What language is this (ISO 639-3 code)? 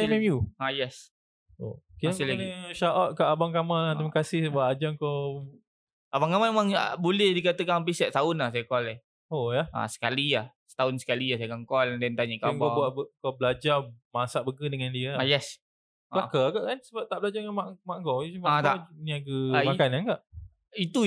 msa